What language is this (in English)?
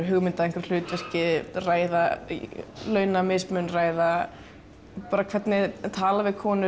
Icelandic